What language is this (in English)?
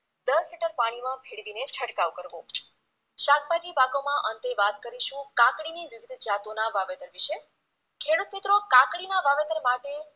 Gujarati